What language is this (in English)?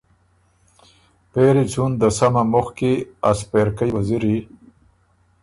Ormuri